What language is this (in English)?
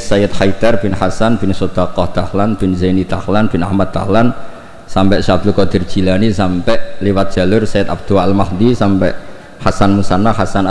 Indonesian